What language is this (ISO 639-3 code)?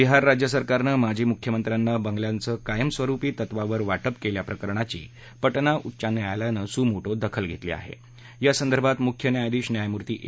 mar